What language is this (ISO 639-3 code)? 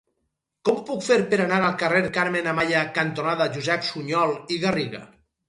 cat